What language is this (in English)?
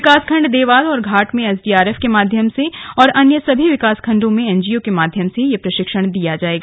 Hindi